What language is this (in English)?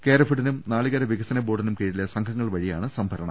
Malayalam